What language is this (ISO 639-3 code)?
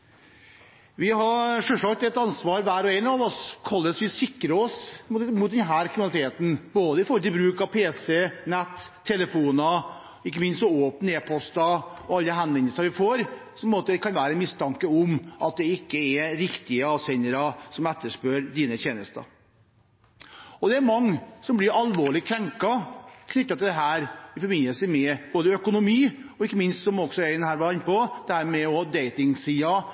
nob